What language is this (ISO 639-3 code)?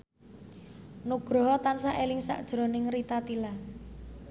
jav